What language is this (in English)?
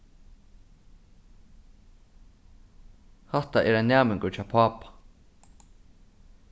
Faroese